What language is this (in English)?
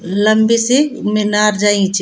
Garhwali